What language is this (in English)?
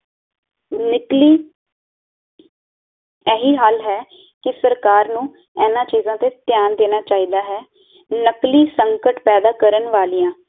Punjabi